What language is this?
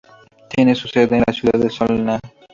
Spanish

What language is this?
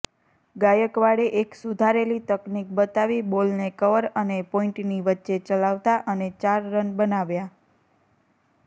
Gujarati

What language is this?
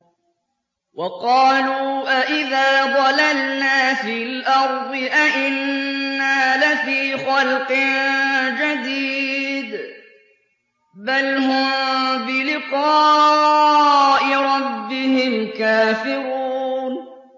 Arabic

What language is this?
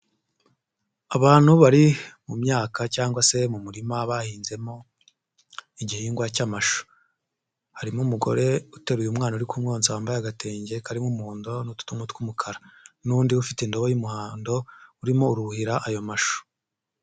Kinyarwanda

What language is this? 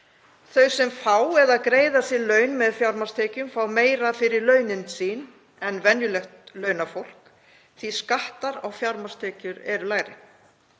Icelandic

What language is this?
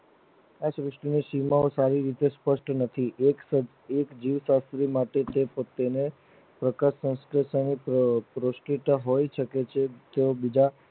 Gujarati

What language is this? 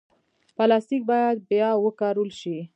Pashto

